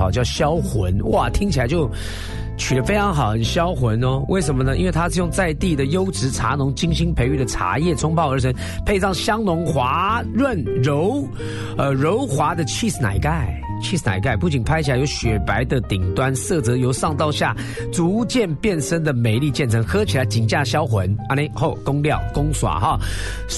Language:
Chinese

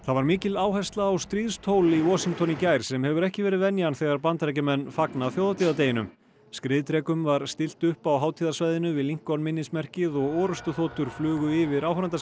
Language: Icelandic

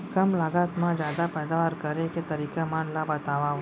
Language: Chhattisgarhi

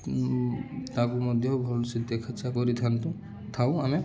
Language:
Odia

